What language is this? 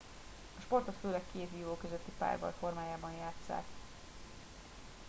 Hungarian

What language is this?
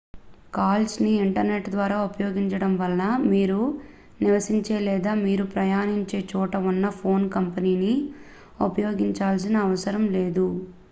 Telugu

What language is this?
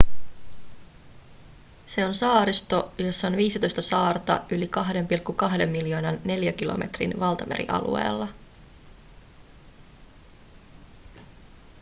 Finnish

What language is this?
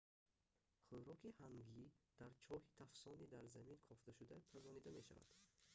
Tajik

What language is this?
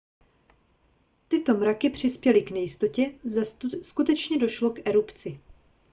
Czech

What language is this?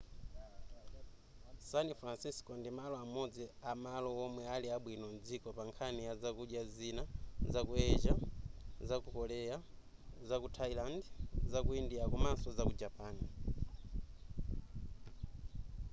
Nyanja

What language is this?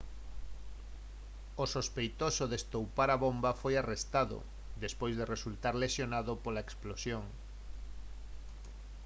Galician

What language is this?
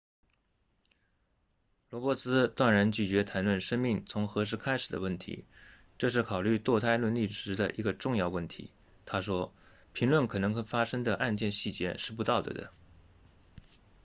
Chinese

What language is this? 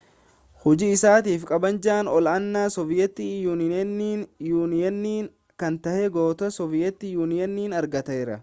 Oromo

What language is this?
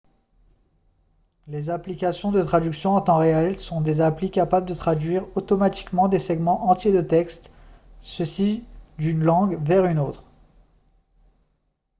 French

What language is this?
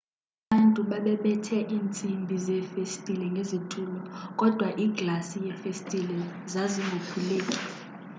Xhosa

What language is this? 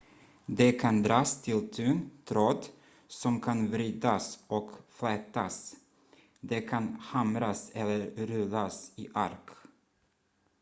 Swedish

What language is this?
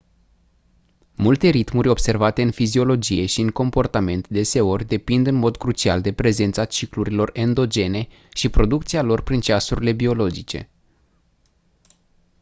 Romanian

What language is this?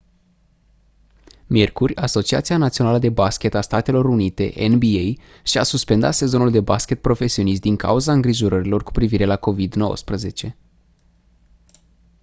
Romanian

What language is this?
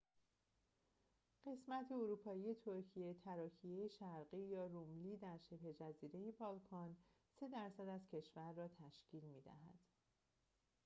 Persian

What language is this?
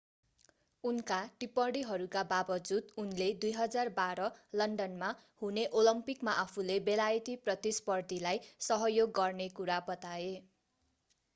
Nepali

